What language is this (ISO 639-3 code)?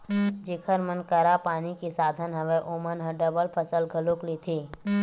hne